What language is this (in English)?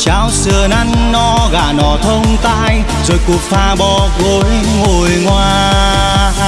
Vietnamese